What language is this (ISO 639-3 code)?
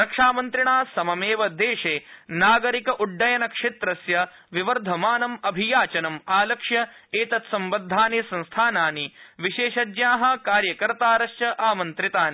san